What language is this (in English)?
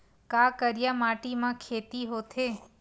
Chhattisgarhi